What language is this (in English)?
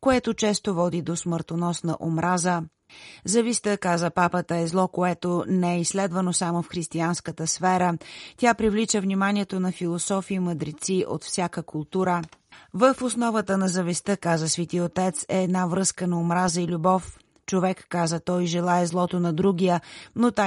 Bulgarian